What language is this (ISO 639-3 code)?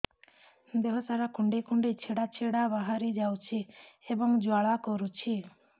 ori